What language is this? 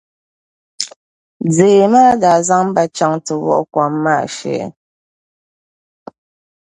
Dagbani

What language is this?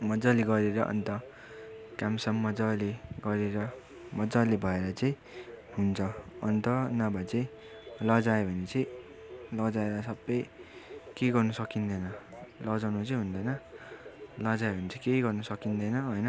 Nepali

